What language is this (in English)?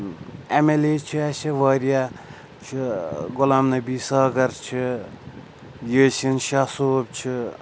Kashmiri